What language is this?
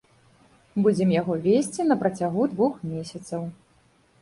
Belarusian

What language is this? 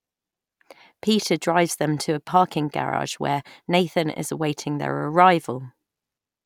English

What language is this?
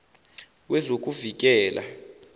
Zulu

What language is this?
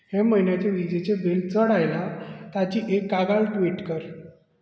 Konkani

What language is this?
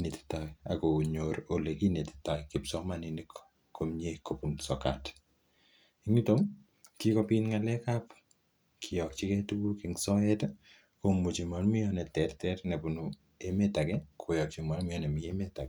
Kalenjin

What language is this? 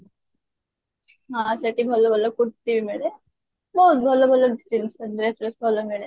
Odia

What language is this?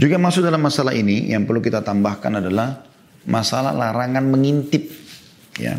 Indonesian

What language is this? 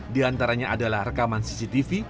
Indonesian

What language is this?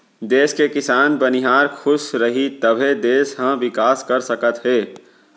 Chhattisgarhi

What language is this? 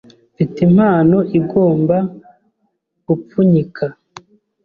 Kinyarwanda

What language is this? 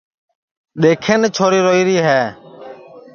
Sansi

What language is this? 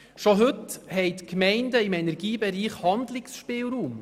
Swiss German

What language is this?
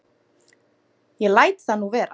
Icelandic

